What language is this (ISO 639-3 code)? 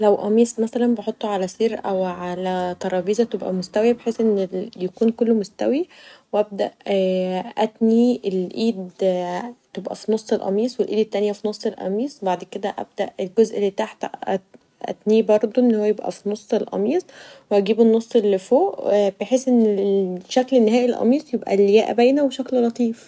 arz